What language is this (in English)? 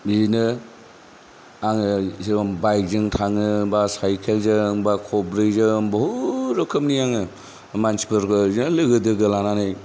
Bodo